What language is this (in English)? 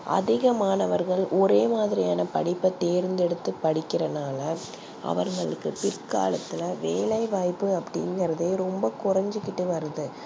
Tamil